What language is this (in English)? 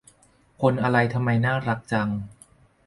Thai